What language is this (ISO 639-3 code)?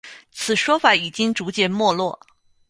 zho